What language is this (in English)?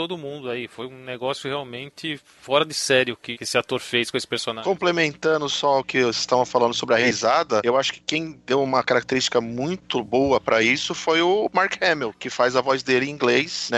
Portuguese